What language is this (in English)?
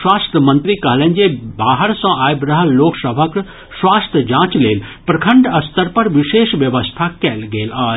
Maithili